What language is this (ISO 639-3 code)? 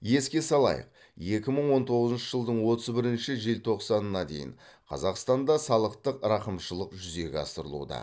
kaz